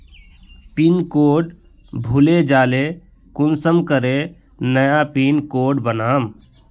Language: Magahi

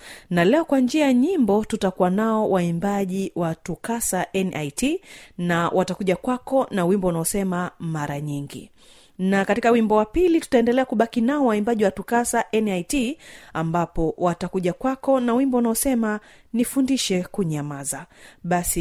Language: Swahili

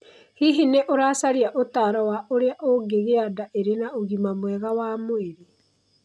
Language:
Kikuyu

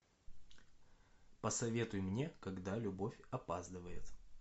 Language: Russian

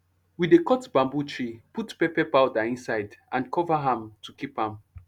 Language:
Nigerian Pidgin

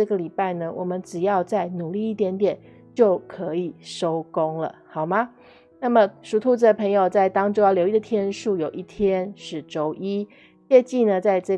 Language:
Chinese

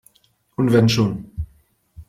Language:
German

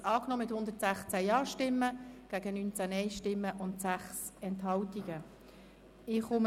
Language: Swiss German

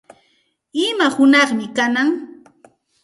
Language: Santa Ana de Tusi Pasco Quechua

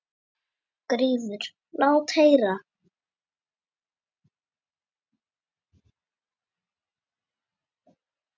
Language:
Icelandic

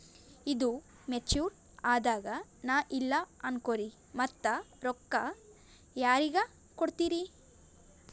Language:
Kannada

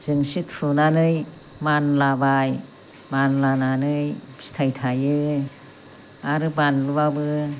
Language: Bodo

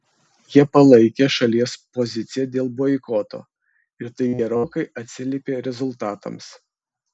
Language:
Lithuanian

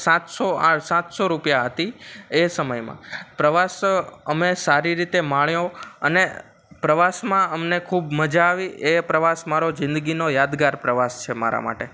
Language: Gujarati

